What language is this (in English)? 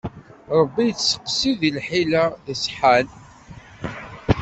Kabyle